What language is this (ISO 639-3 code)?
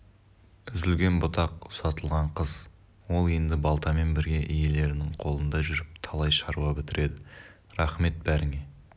kaz